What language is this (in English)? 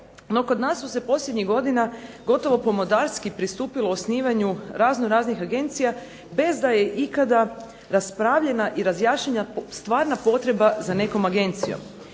Croatian